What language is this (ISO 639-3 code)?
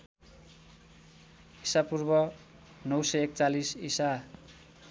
nep